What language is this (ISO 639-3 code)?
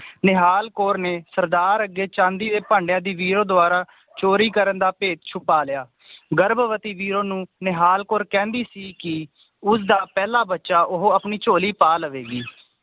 pan